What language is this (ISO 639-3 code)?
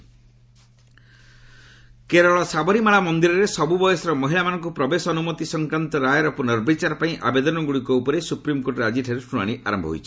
ori